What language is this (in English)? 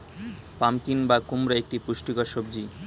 Bangla